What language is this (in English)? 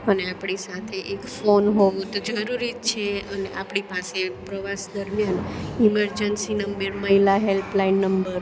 Gujarati